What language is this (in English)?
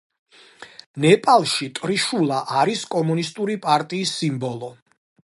Georgian